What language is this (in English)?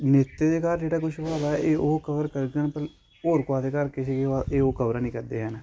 Dogri